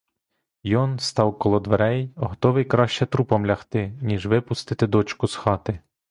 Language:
Ukrainian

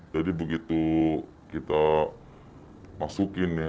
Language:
Indonesian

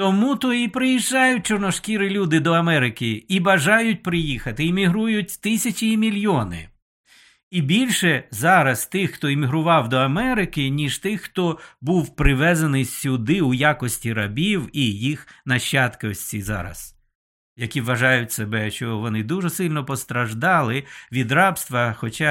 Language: Ukrainian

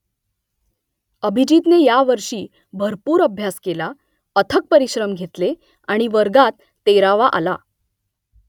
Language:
Marathi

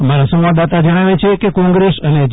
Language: Gujarati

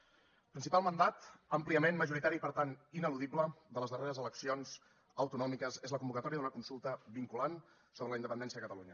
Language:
Catalan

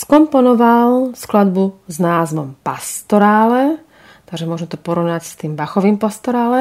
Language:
Slovak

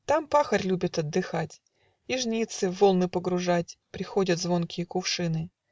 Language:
Russian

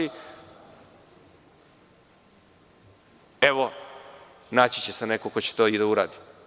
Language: Serbian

